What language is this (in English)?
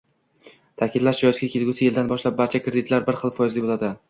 Uzbek